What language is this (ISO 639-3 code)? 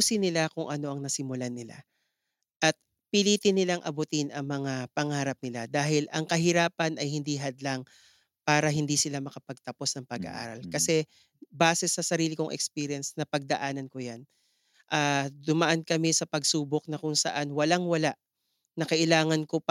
fil